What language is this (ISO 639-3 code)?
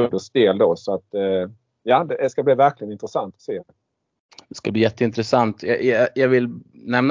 swe